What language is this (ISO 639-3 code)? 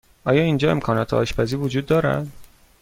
fas